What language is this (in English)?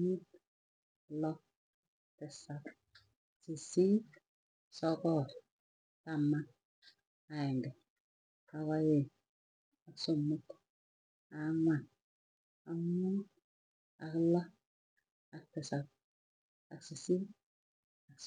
Tugen